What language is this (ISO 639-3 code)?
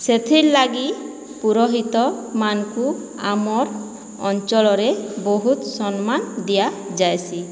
ori